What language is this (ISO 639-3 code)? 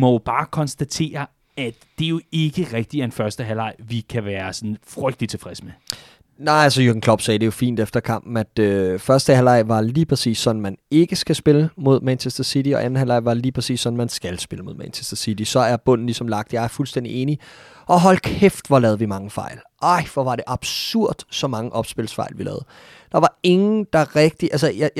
dan